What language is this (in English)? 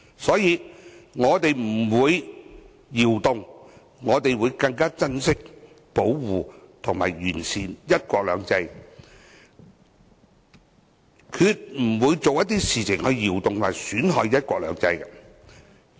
Cantonese